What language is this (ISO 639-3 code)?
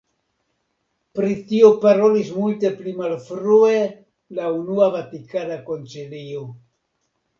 epo